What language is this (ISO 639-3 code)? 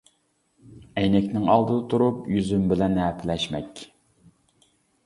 uig